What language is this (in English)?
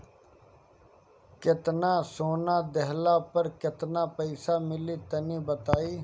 Bhojpuri